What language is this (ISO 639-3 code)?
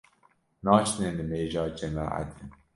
kur